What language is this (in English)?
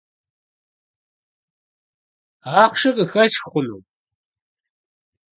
Kabardian